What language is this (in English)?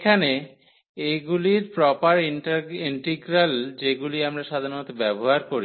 Bangla